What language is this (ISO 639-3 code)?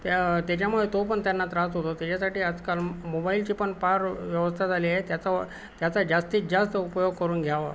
mar